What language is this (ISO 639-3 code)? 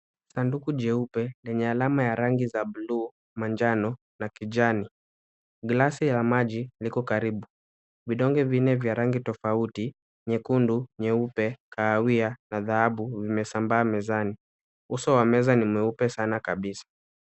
swa